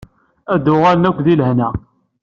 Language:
Kabyle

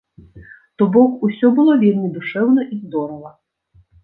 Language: Belarusian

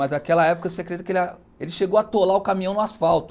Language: Portuguese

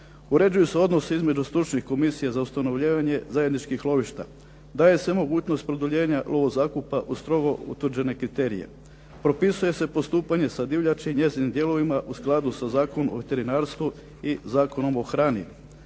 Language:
Croatian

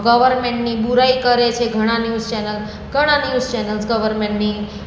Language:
Gujarati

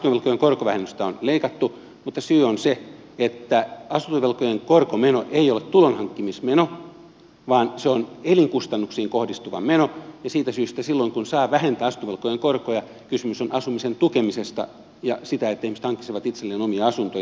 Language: Finnish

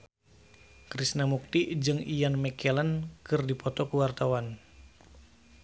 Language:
Sundanese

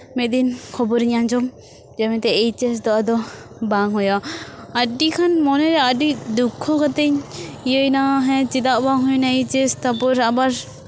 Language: Santali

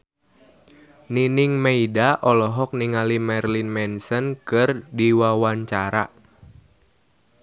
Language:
Sundanese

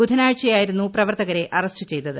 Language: Malayalam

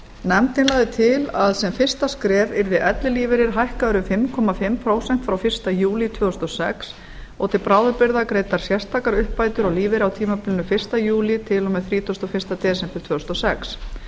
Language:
Icelandic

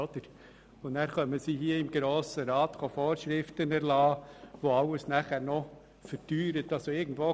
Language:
Swiss German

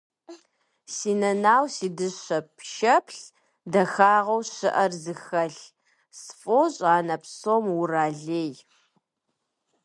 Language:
Kabardian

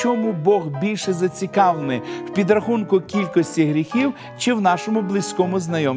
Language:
Ukrainian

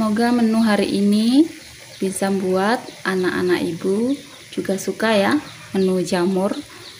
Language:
Indonesian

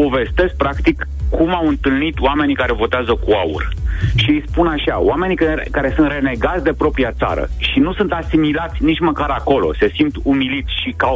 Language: Romanian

